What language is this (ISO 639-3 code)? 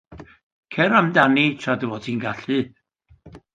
cym